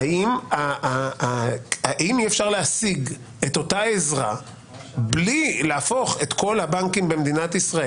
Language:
Hebrew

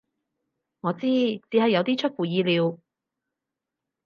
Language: Cantonese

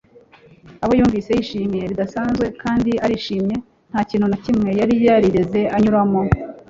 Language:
Kinyarwanda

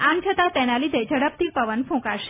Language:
Gujarati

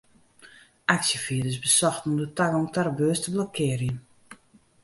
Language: Western Frisian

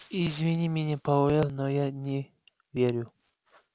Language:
Russian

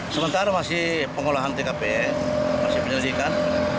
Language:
Indonesian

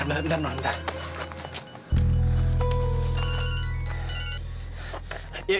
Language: Indonesian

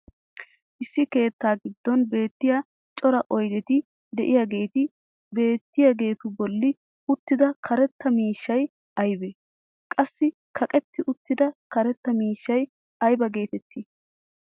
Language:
Wolaytta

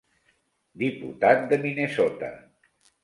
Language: Catalan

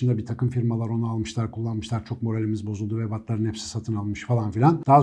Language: Turkish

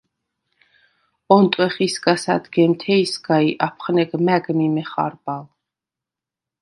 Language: Svan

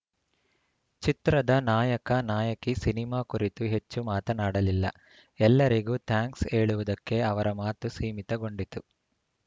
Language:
Kannada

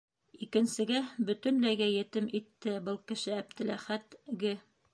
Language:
Bashkir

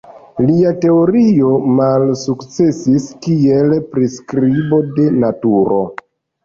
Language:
Esperanto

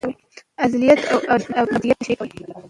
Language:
Pashto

